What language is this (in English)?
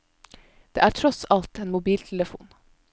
Norwegian